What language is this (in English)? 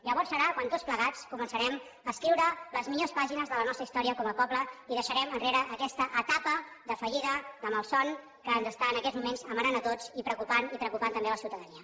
Catalan